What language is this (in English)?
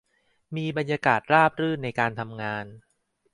Thai